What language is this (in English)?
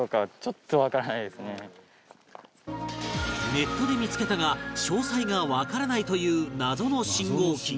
Japanese